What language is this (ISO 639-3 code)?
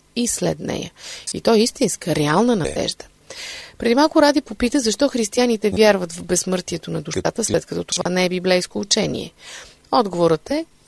bul